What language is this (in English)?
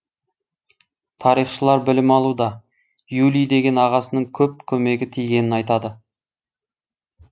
Kazakh